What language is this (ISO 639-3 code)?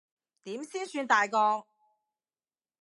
yue